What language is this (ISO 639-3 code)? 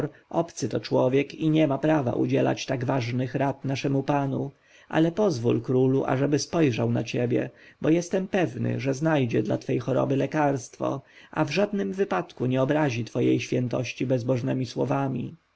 pol